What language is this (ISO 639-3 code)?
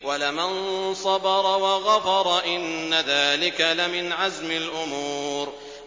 ara